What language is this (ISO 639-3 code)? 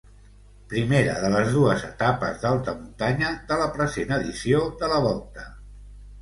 cat